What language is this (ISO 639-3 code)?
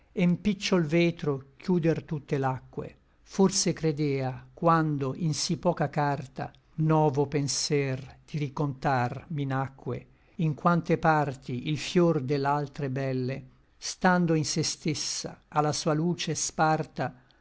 ita